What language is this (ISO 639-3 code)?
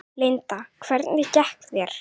isl